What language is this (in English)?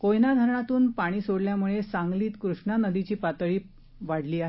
Marathi